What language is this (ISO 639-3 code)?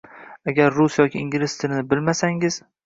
uzb